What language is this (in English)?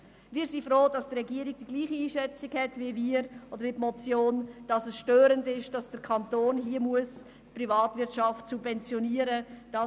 Swiss German